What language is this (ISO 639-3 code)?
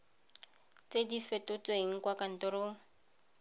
tsn